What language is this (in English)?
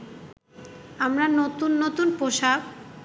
Bangla